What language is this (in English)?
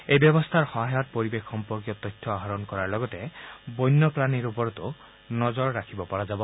Assamese